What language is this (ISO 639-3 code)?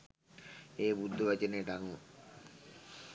sin